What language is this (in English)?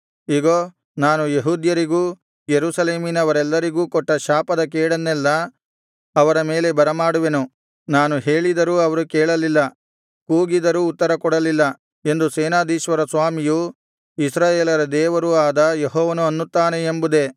Kannada